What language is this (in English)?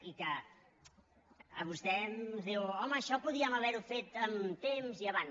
Catalan